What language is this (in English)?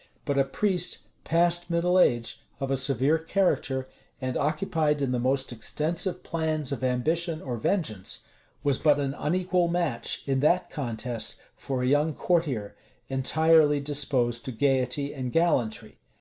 English